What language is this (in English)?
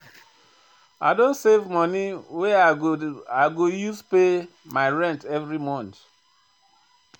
Nigerian Pidgin